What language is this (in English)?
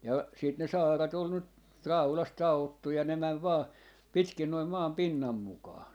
Finnish